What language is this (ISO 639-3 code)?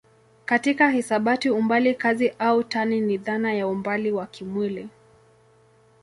swa